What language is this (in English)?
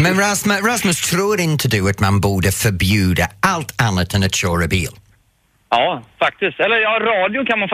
Swedish